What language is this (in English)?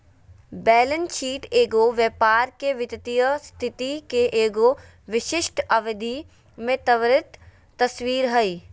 Magahi